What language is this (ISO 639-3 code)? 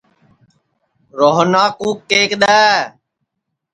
ssi